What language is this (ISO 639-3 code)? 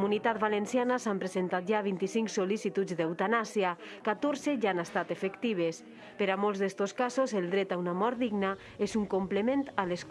cat